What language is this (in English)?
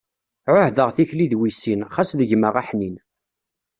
Kabyle